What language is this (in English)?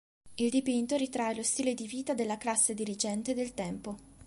Italian